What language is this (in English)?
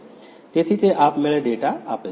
Gujarati